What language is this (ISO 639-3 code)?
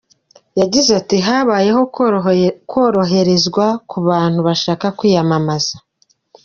kin